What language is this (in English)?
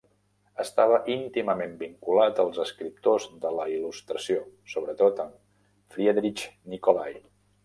Catalan